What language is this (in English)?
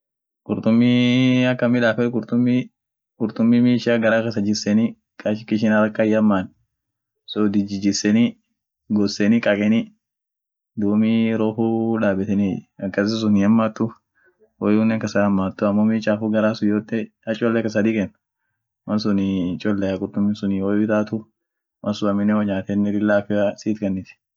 Orma